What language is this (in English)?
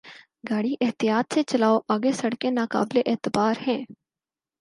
Urdu